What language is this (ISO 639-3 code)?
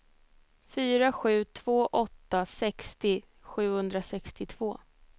swe